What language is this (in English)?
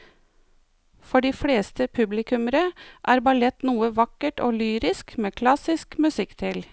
Norwegian